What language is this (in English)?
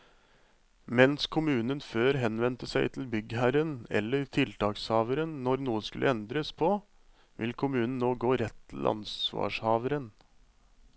Norwegian